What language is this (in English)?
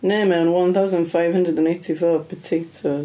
Welsh